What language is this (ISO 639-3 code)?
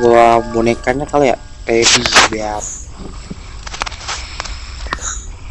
ind